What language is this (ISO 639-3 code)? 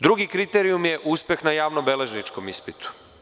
srp